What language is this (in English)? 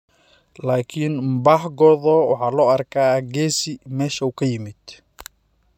Somali